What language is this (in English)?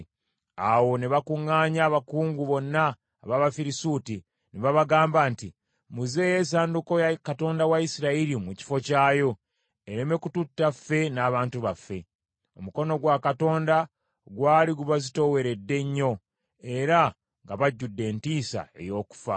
Ganda